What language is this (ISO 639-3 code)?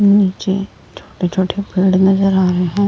hin